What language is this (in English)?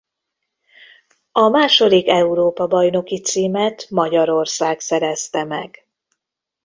Hungarian